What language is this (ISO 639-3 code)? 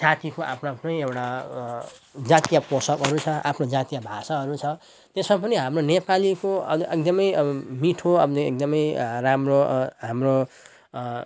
nep